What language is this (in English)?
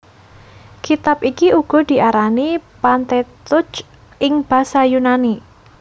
Javanese